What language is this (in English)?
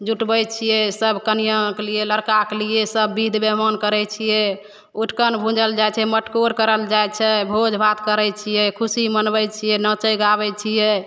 Maithili